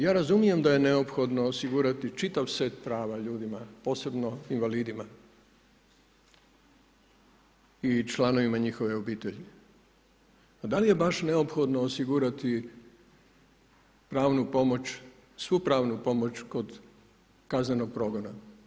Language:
Croatian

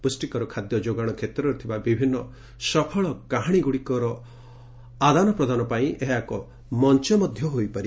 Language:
Odia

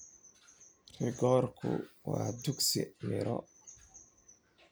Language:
Somali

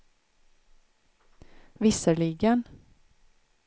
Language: Swedish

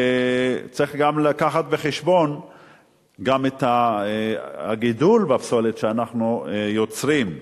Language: Hebrew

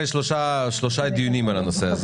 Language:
Hebrew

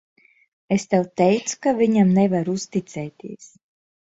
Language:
Latvian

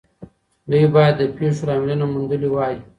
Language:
Pashto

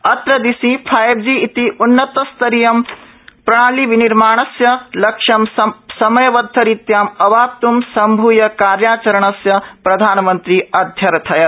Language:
Sanskrit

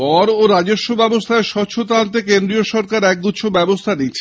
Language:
Bangla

